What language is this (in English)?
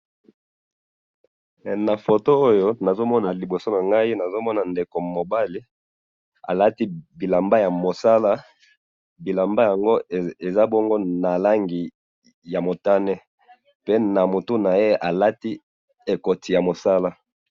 Lingala